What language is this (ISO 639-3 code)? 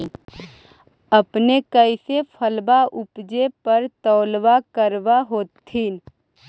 mag